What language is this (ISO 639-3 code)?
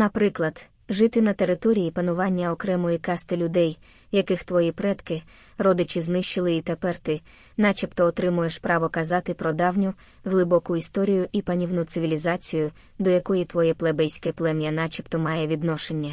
ukr